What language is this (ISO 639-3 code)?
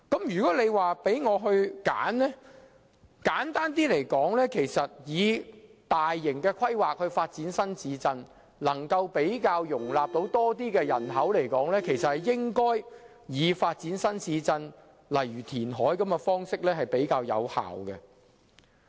yue